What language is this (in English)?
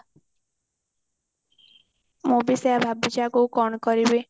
Odia